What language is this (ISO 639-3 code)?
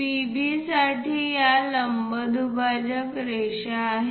mar